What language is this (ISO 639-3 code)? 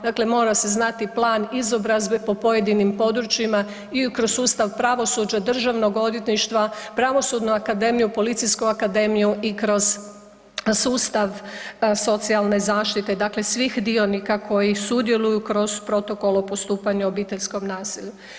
hrv